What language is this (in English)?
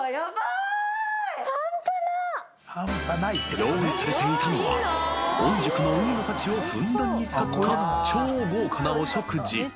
Japanese